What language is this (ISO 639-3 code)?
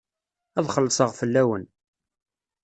kab